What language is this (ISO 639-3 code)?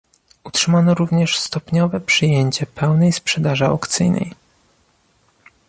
pol